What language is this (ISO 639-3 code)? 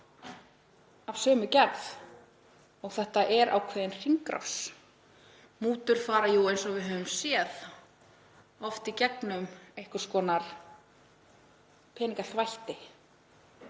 isl